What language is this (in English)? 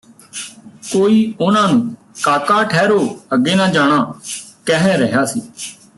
Punjabi